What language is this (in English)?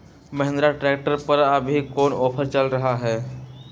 Magahi